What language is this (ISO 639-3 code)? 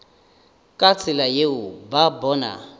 nso